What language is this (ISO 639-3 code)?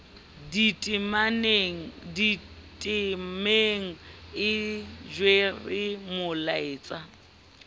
sot